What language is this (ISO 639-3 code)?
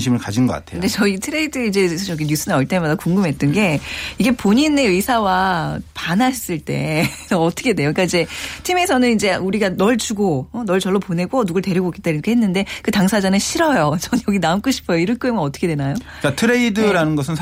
kor